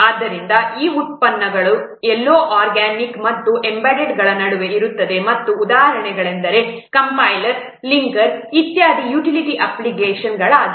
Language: Kannada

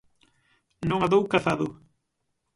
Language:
Galician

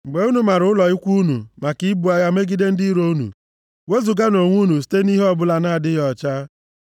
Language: Igbo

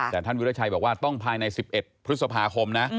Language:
Thai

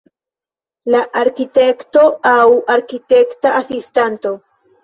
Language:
Esperanto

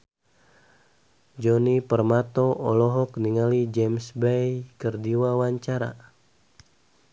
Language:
Sundanese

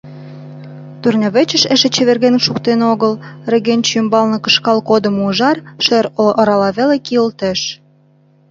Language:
Mari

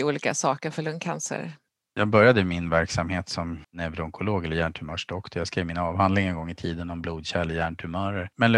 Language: Swedish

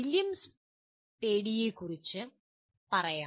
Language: Malayalam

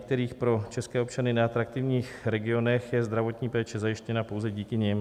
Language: Czech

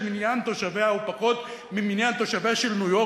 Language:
Hebrew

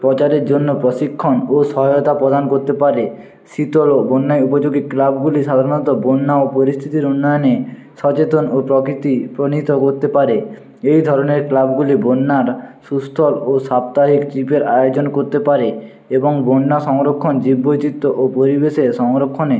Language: Bangla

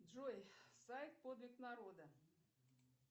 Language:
Russian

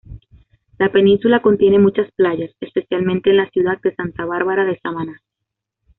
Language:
Spanish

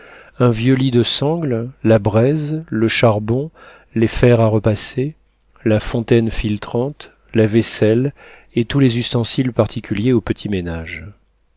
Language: French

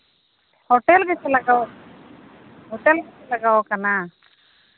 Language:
Santali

